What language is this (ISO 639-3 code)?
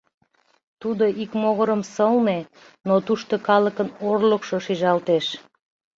chm